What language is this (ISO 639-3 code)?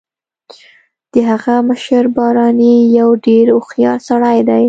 pus